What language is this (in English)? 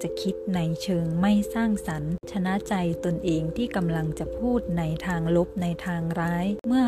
Thai